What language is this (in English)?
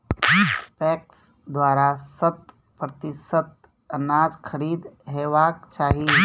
Maithili